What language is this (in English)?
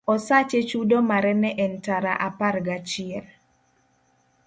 Luo (Kenya and Tanzania)